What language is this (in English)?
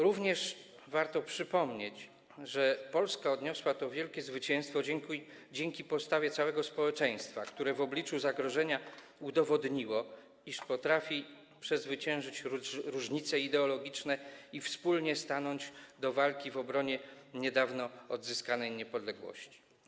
Polish